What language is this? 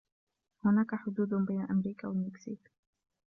Arabic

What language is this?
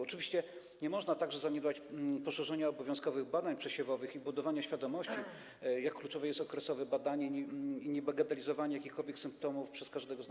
Polish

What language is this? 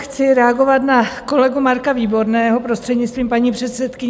Czech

